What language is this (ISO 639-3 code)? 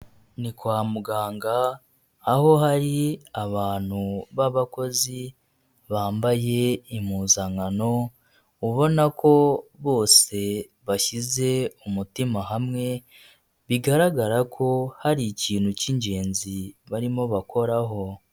kin